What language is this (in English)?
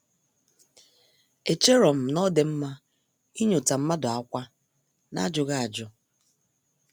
Igbo